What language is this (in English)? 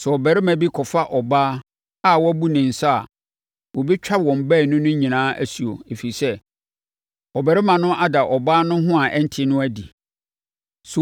Akan